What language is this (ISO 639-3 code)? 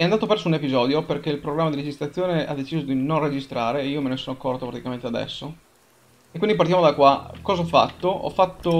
ita